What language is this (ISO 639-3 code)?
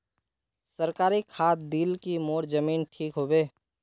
mag